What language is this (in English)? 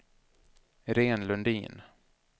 Swedish